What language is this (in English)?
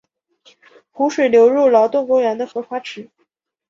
Chinese